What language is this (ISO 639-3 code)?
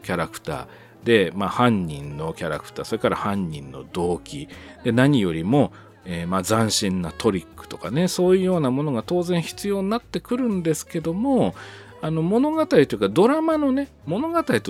jpn